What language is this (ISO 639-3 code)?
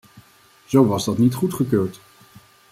nld